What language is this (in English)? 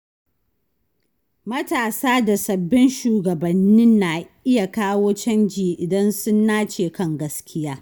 Hausa